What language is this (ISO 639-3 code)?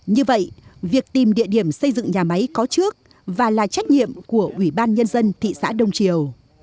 vie